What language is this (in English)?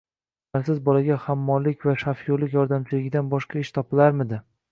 Uzbek